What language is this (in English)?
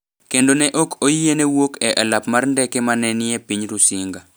Luo (Kenya and Tanzania)